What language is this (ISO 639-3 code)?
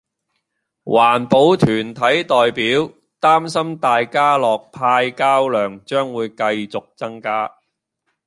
yue